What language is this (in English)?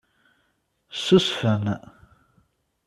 Kabyle